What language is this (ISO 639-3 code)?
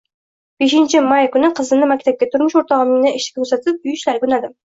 uzb